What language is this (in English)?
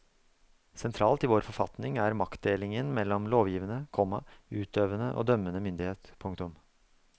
Norwegian